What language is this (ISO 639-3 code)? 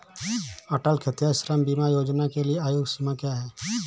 hin